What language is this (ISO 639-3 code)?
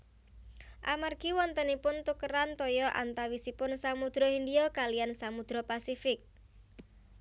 jav